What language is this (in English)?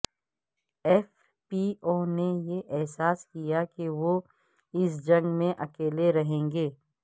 Urdu